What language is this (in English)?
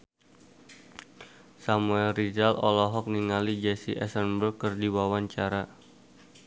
Sundanese